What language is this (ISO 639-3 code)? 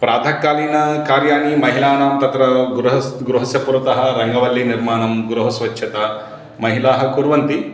san